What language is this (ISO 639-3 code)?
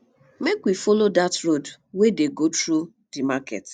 pcm